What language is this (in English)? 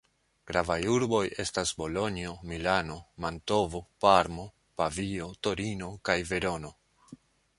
Esperanto